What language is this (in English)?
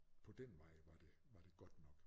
Danish